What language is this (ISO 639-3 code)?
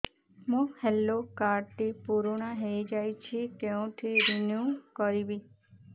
ori